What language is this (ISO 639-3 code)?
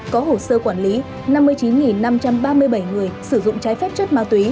vie